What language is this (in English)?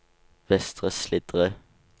Norwegian